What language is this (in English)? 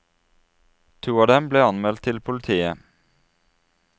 Norwegian